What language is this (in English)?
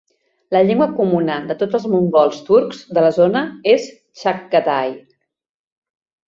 Catalan